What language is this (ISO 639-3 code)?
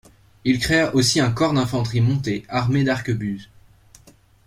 fra